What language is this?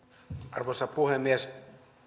Finnish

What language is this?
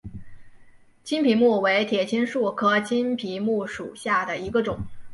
Chinese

